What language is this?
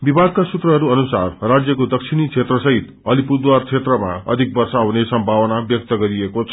Nepali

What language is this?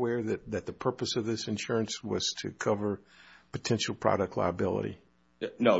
English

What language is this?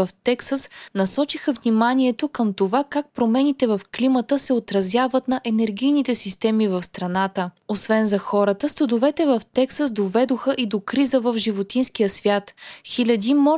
Bulgarian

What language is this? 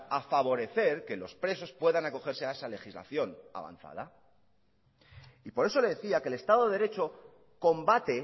Spanish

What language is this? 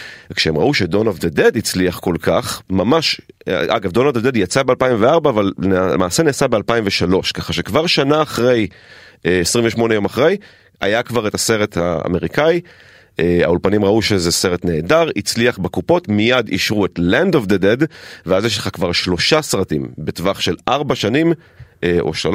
Hebrew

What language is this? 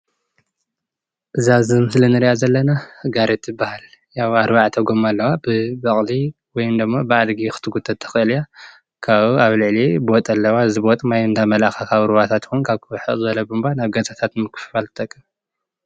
Tigrinya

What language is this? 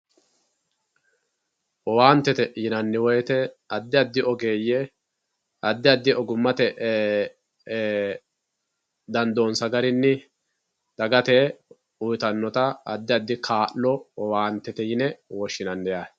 Sidamo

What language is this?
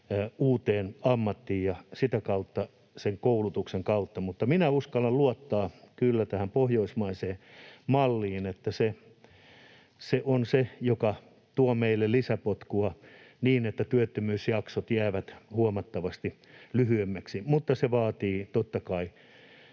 Finnish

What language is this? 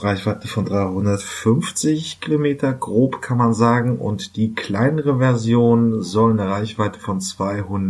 German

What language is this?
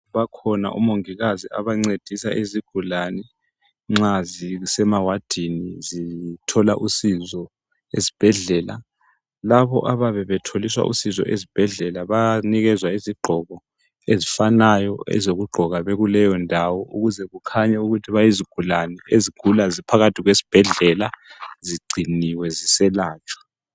North Ndebele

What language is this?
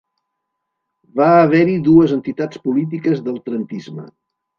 Catalan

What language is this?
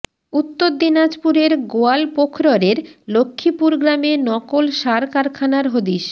Bangla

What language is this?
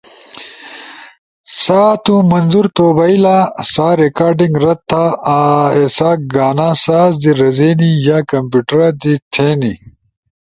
Ushojo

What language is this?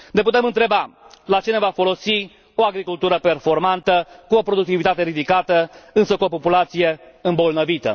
Romanian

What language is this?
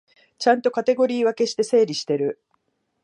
Japanese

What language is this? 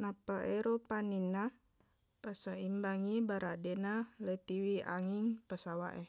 Buginese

